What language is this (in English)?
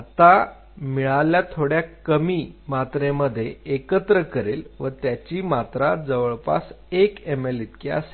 Marathi